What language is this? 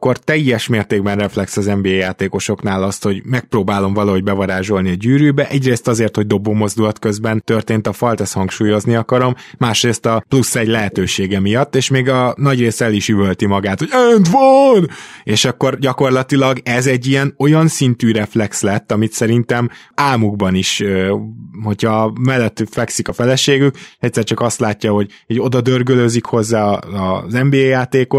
Hungarian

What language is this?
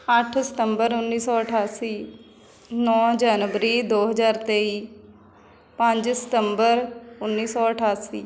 Punjabi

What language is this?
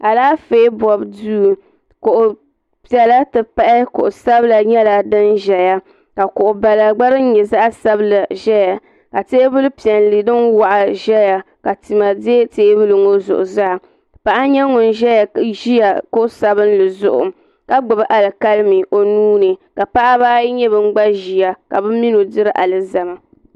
Dagbani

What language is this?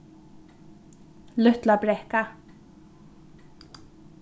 Faroese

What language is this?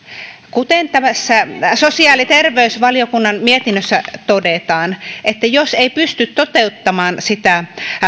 Finnish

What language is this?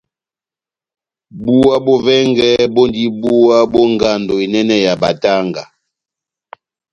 Batanga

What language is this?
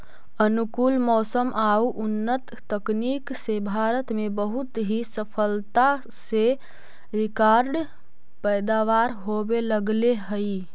Magahi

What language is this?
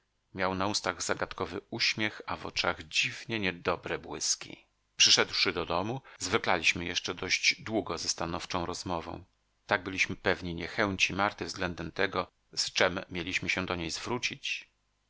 Polish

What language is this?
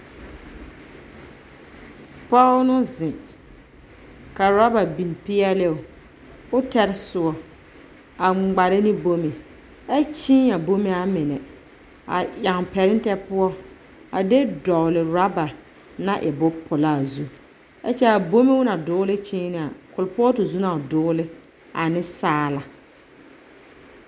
Southern Dagaare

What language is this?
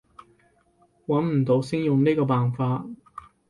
Cantonese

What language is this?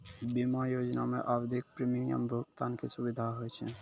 Maithili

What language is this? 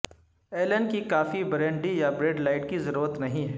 Urdu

